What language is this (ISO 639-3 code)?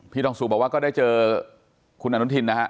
tha